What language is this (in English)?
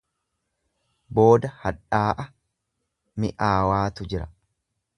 Oromo